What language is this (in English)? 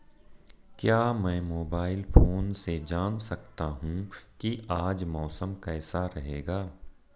Hindi